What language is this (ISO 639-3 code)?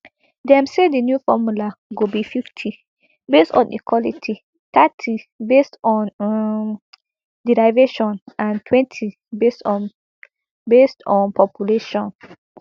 pcm